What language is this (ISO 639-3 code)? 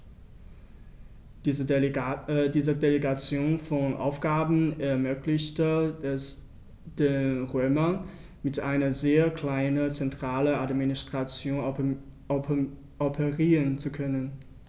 deu